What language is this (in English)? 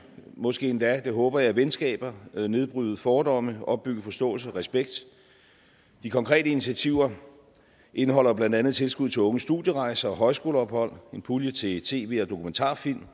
Danish